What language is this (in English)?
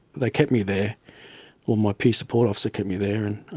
English